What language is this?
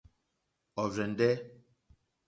Mokpwe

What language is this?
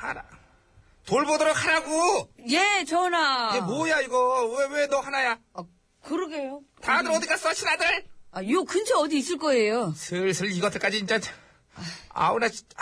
Korean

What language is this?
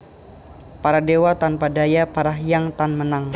Javanese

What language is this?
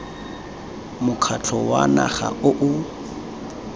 Tswana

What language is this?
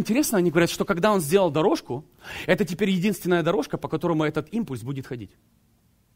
Russian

